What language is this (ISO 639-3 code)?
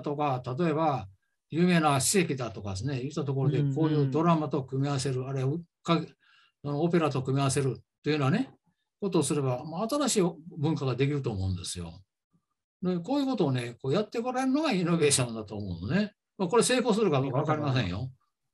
jpn